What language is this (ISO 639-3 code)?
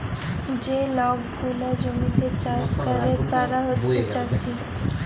ben